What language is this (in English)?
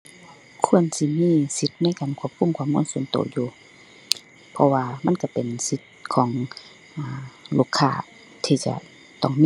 Thai